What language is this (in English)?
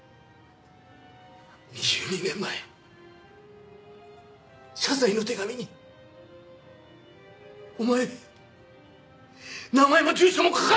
Japanese